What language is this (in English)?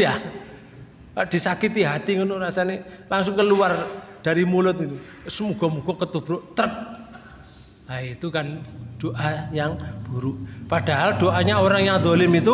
Indonesian